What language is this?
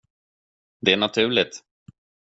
Swedish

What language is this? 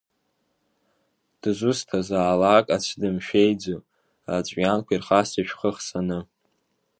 Abkhazian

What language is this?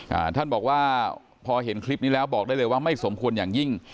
Thai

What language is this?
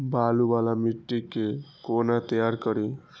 Maithili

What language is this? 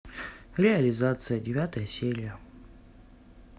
Russian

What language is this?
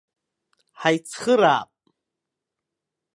Abkhazian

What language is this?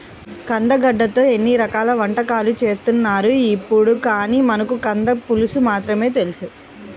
Telugu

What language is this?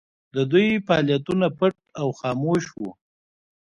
Pashto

